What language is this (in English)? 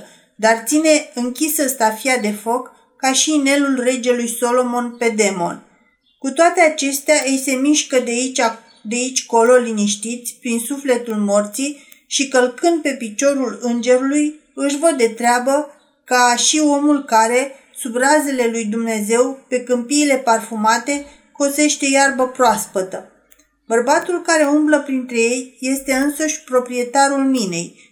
Romanian